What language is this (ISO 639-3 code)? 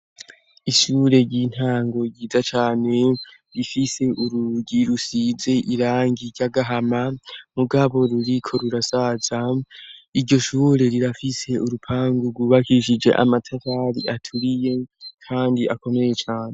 run